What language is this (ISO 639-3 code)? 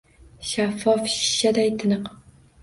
uzb